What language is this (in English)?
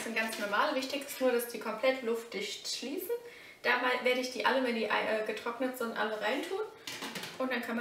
German